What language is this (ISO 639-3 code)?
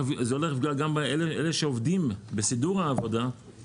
heb